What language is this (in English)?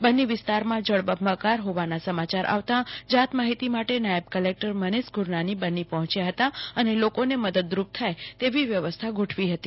Gujarati